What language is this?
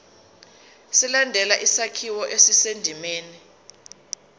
Zulu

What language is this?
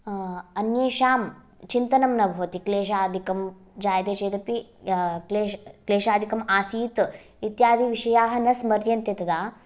Sanskrit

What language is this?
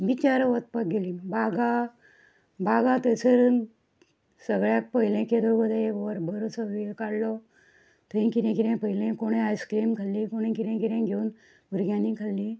Konkani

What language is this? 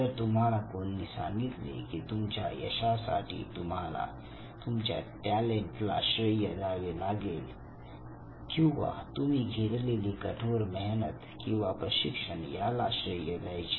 Marathi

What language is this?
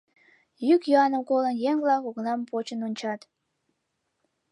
Mari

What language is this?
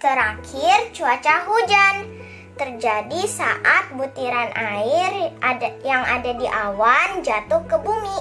Indonesian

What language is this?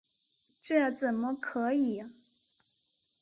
Chinese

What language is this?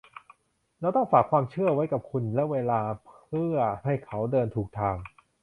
Thai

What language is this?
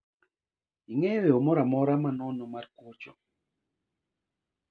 Luo (Kenya and Tanzania)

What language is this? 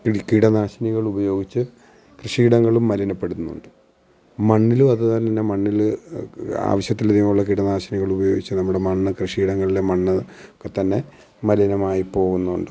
Malayalam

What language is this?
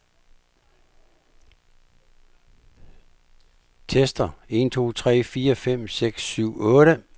Danish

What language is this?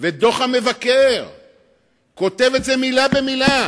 Hebrew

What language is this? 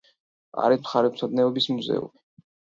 Georgian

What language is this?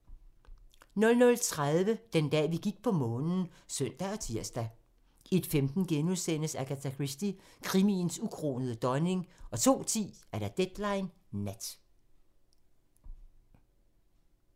Danish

